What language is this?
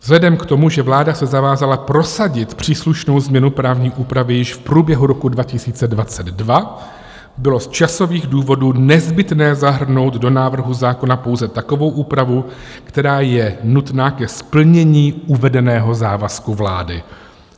Czech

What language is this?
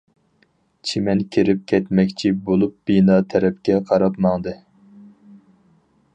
Uyghur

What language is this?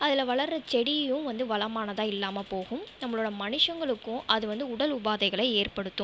Tamil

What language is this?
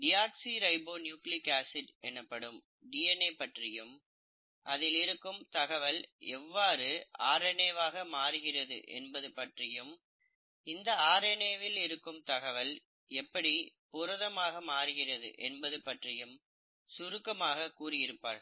Tamil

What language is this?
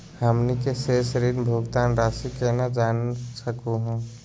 Magahi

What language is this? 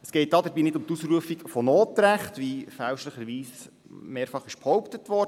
Swiss German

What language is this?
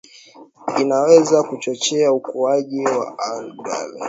Swahili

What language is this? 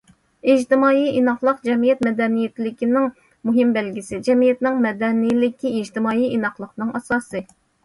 Uyghur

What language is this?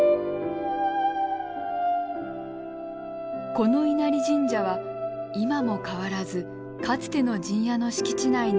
Japanese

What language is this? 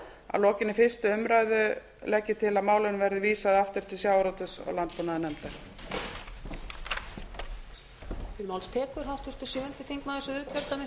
Icelandic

